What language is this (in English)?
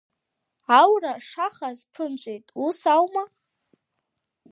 Abkhazian